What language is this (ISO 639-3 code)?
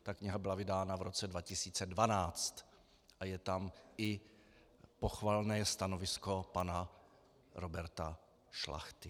ces